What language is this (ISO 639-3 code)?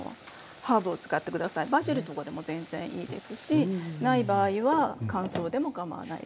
jpn